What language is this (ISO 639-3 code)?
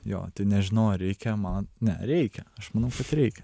lit